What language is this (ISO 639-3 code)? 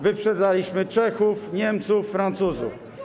pol